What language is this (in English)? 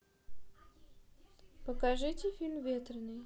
Russian